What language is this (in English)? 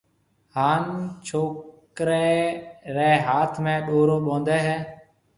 Marwari (Pakistan)